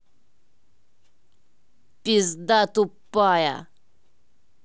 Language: Russian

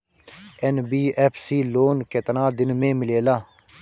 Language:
Bhojpuri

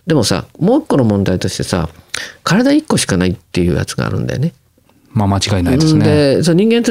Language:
Japanese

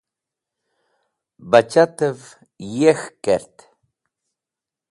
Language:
Wakhi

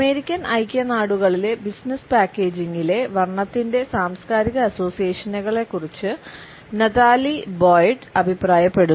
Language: Malayalam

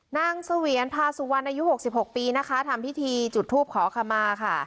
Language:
Thai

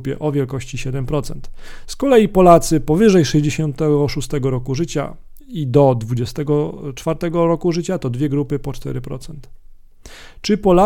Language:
Polish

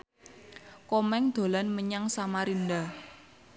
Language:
Javanese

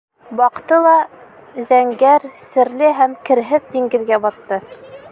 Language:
Bashkir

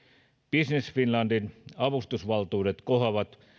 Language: Finnish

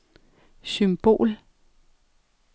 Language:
Danish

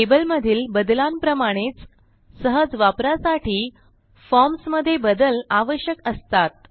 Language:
Marathi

